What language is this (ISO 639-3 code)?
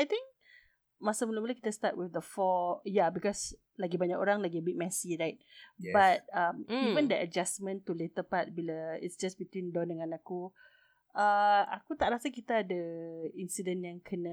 msa